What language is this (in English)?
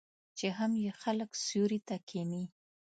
Pashto